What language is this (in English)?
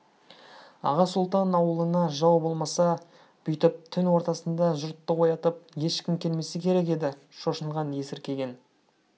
Kazakh